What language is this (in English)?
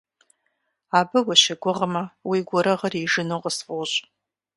Kabardian